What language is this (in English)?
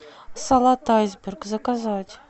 Russian